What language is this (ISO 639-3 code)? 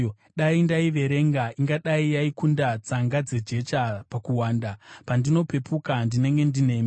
sna